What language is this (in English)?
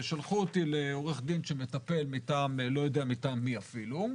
Hebrew